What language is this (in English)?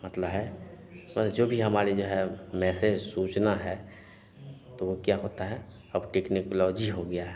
Hindi